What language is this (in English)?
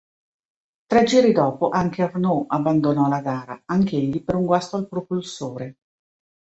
Italian